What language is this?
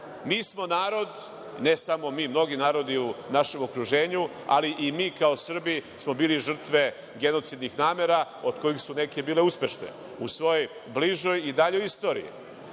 Serbian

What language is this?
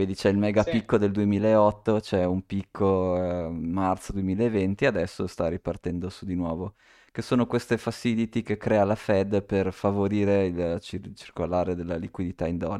Italian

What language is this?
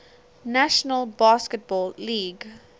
English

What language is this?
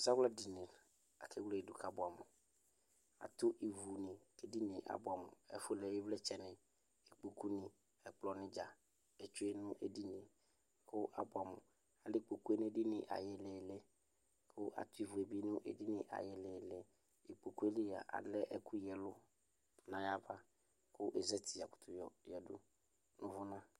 Ikposo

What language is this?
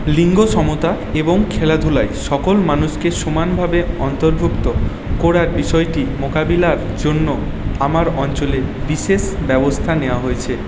Bangla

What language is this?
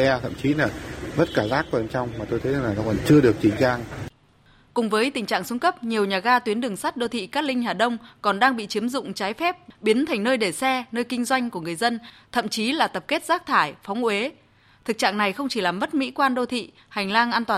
Vietnamese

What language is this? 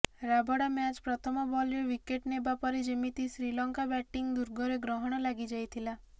Odia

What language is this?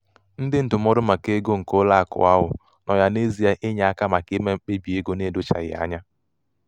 Igbo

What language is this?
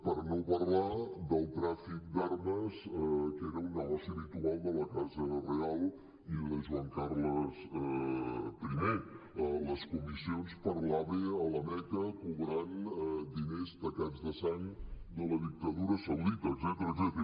Catalan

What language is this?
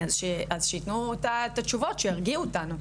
Hebrew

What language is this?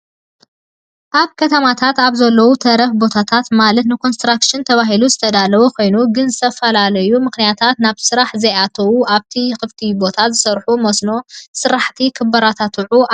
Tigrinya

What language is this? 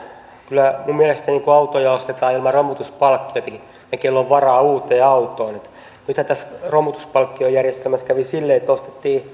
Finnish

